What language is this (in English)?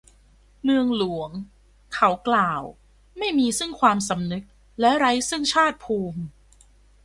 Thai